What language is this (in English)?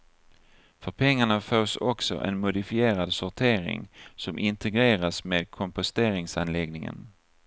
Swedish